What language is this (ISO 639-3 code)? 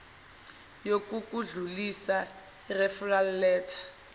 zul